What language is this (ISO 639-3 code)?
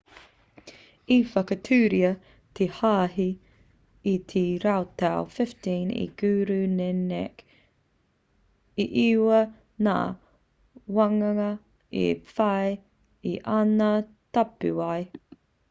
mri